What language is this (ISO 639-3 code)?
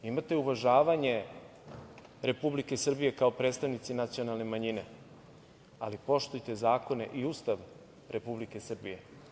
srp